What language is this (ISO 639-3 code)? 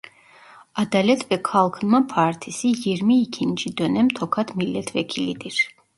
tur